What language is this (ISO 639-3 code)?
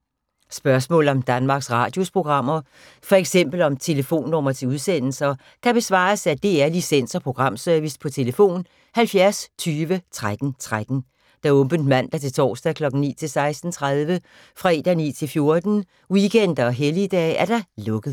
dan